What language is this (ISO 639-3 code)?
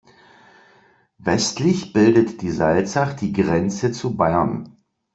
deu